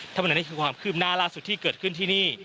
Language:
Thai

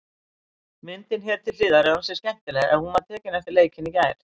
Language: Icelandic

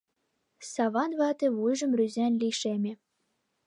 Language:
Mari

